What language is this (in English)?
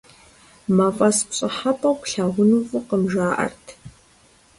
Kabardian